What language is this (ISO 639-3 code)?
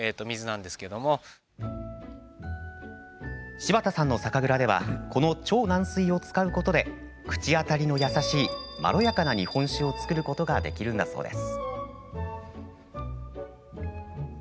jpn